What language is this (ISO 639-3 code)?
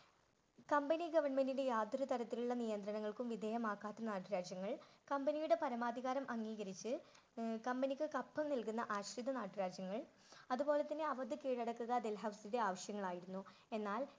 mal